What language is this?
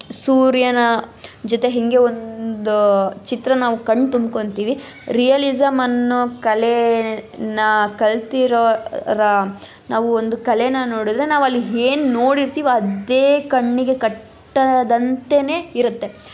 Kannada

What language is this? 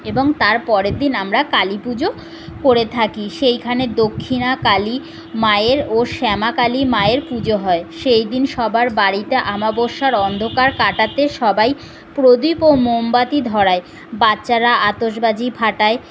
Bangla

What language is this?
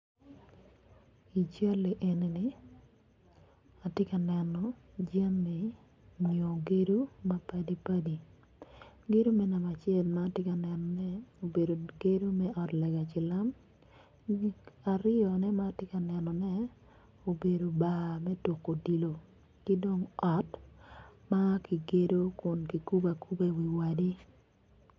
Acoli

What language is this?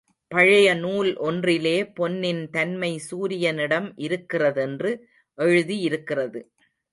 Tamil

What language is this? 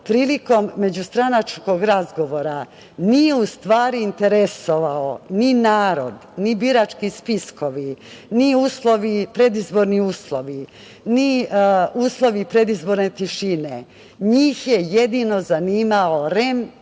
Serbian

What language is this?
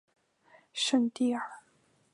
Chinese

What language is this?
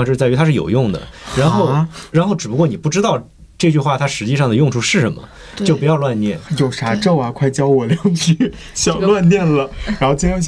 Chinese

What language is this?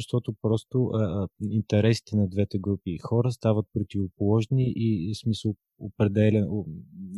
Bulgarian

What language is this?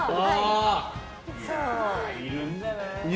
Japanese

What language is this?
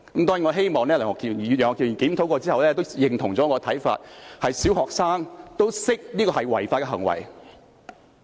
Cantonese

